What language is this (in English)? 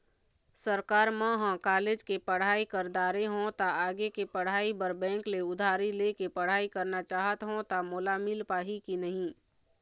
Chhattisgarhi